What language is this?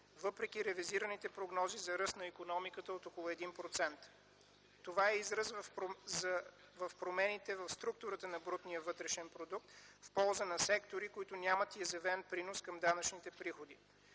Bulgarian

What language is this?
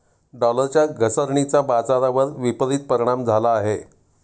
Marathi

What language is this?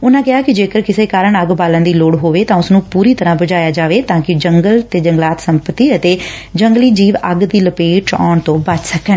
Punjabi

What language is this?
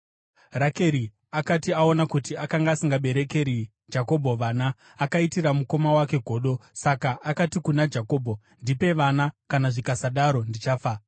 Shona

